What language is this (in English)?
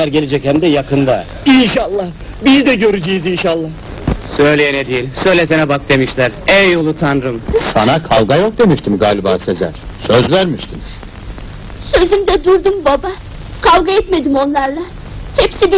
Turkish